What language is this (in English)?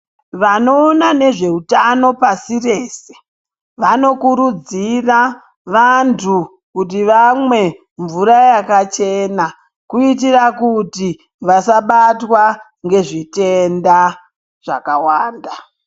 Ndau